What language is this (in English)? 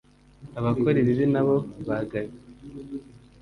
Kinyarwanda